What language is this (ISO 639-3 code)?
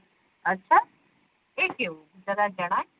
guj